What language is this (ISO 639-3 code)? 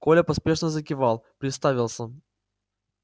rus